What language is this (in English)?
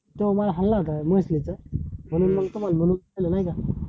Marathi